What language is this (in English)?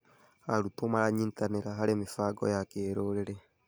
Kikuyu